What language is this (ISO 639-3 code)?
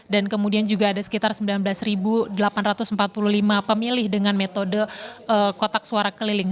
ind